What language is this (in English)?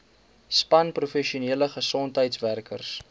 Afrikaans